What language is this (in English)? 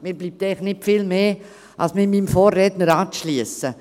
Swiss German